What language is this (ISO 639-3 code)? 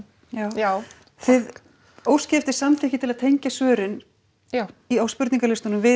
isl